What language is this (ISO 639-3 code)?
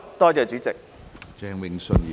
yue